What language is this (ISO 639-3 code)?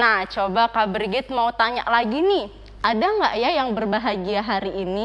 ind